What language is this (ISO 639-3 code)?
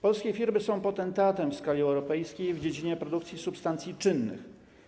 pol